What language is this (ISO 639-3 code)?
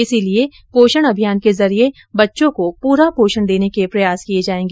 hin